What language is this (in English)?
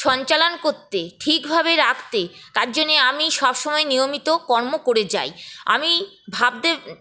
Bangla